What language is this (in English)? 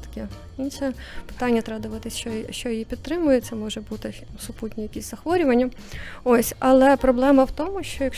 Ukrainian